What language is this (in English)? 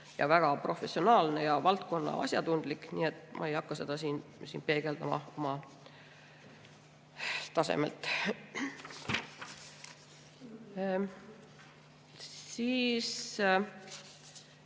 Estonian